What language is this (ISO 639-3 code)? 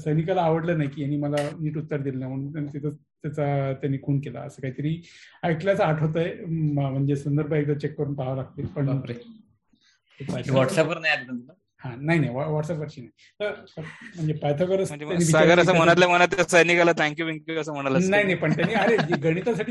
mar